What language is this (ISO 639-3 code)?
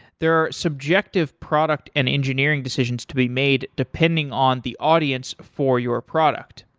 eng